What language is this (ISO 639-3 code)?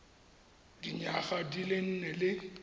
tsn